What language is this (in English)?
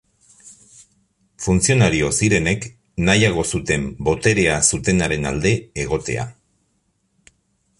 Basque